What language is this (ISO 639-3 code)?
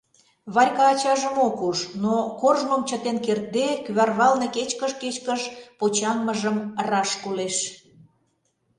chm